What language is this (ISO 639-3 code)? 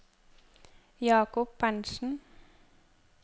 nor